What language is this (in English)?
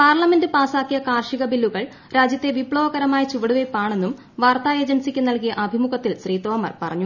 Malayalam